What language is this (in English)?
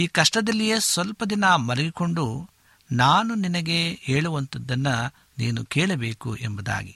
Kannada